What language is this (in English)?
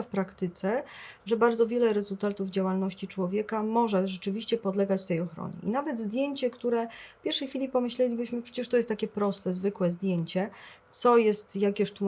Polish